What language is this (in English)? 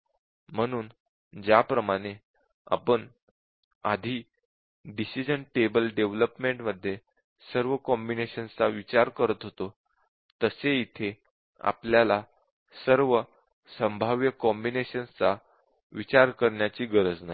Marathi